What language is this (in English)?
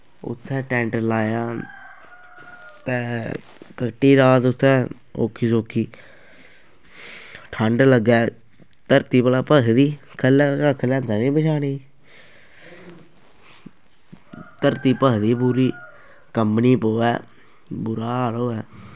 Dogri